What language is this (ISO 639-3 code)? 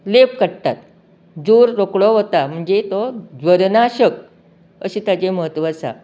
kok